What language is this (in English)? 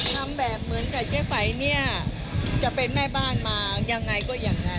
Thai